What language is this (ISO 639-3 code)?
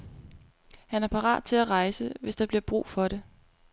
dan